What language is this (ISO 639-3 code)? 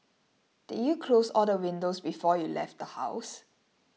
eng